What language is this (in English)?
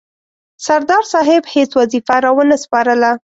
Pashto